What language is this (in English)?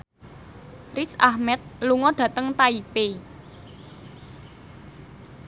Javanese